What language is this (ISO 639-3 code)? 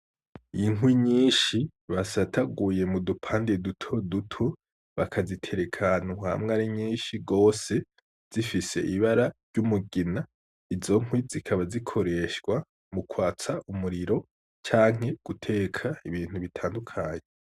run